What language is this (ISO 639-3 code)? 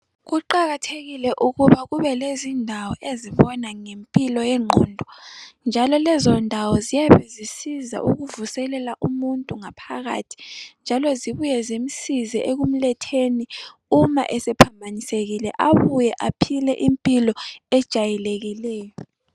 nde